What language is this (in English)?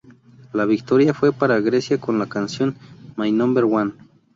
Spanish